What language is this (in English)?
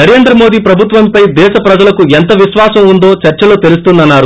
Telugu